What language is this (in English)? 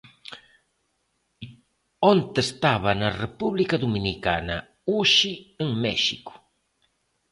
Galician